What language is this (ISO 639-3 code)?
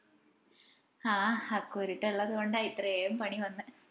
mal